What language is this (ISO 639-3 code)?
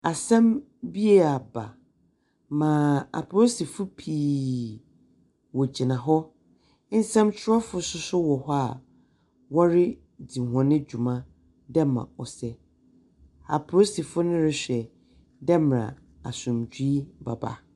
aka